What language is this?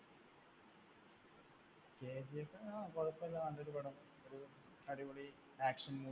Malayalam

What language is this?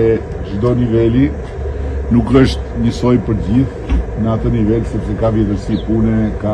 Romanian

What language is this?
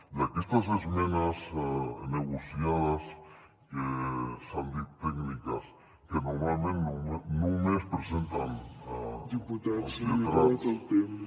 Catalan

